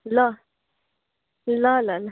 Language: Nepali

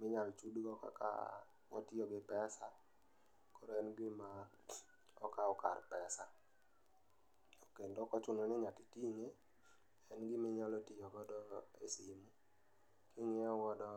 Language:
Luo (Kenya and Tanzania)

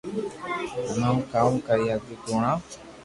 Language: Loarki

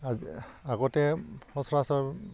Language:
Assamese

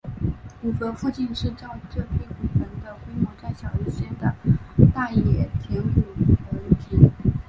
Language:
Chinese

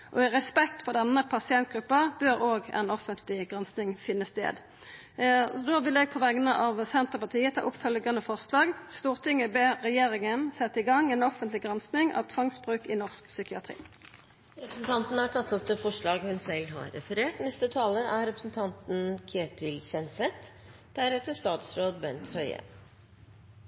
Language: Norwegian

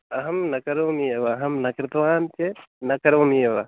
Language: Sanskrit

